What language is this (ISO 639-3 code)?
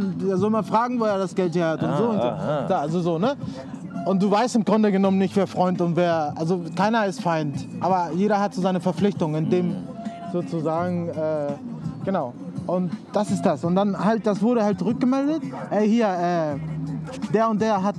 deu